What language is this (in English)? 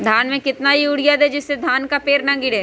Magahi